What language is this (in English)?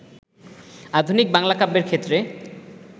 Bangla